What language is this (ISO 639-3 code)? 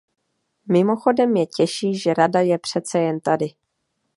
ces